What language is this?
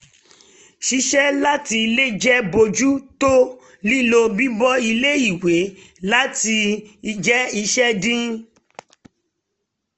Yoruba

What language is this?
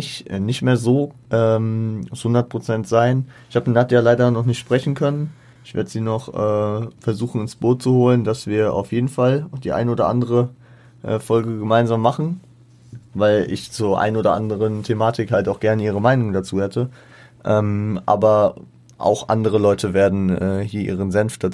German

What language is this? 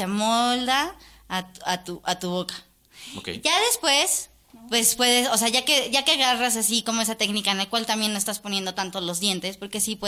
Spanish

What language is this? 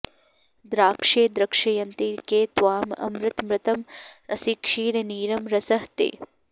Sanskrit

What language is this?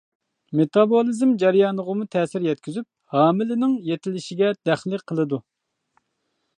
Uyghur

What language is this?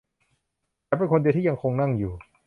Thai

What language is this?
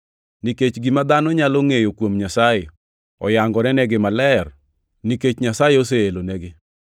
Luo (Kenya and Tanzania)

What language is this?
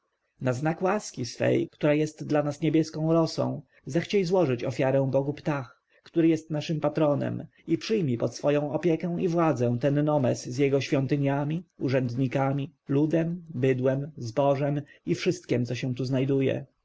Polish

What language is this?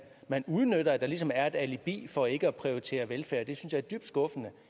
Danish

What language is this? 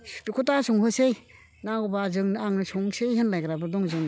Bodo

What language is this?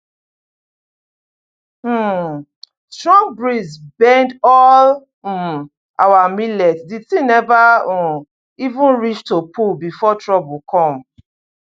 Nigerian Pidgin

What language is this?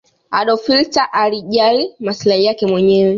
Swahili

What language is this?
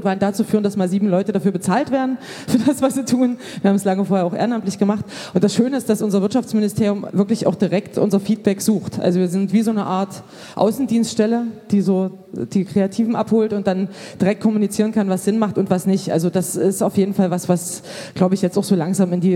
German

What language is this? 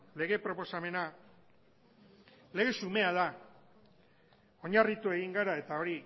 Basque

